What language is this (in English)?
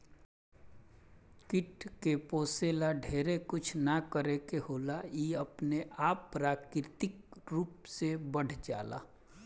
Bhojpuri